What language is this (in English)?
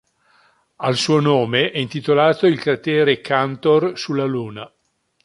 Italian